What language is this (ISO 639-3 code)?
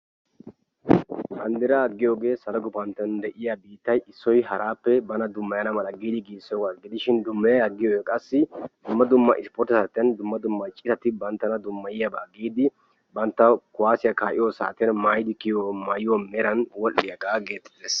wal